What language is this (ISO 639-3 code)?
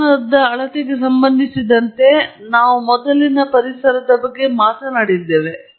kan